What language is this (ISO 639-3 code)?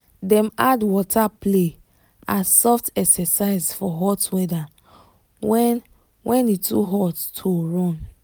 pcm